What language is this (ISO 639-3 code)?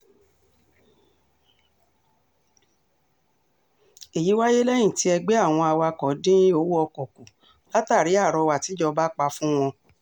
yor